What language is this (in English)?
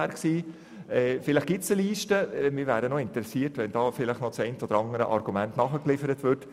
Swiss German